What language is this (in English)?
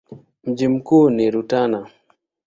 Swahili